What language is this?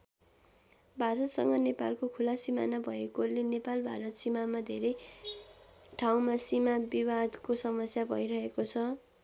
Nepali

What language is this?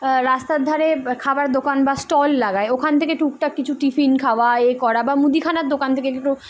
Bangla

